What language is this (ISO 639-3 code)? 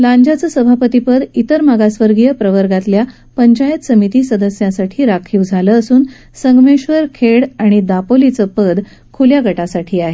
mar